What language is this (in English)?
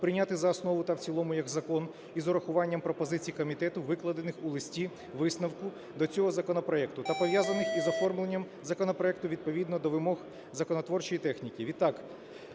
Ukrainian